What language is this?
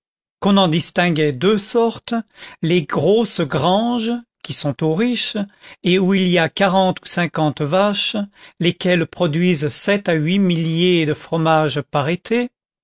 French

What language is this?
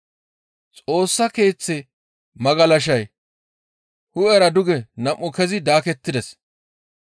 Gamo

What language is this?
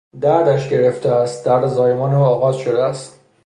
Persian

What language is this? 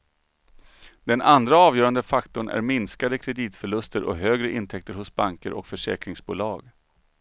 Swedish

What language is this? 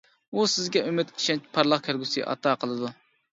Uyghur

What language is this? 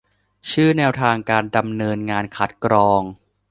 Thai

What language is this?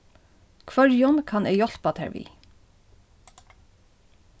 Faroese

